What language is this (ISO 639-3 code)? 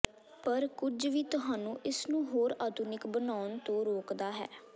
pan